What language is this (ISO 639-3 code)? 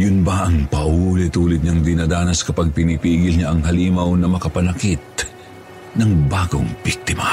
fil